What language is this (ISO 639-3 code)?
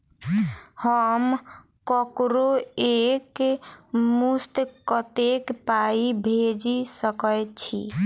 mai